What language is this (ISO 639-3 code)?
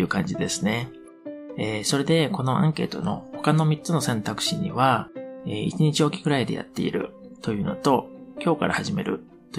jpn